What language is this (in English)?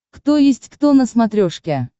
Russian